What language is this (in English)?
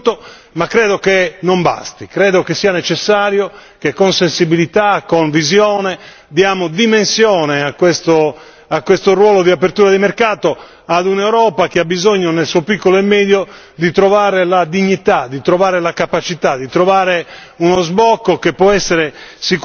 Italian